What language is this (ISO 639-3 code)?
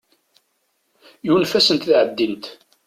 kab